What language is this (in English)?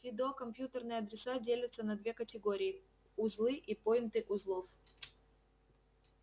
Russian